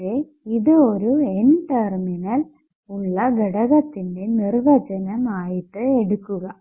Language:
Malayalam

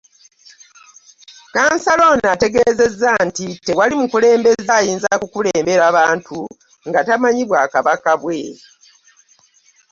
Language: Ganda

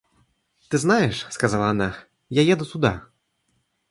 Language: Russian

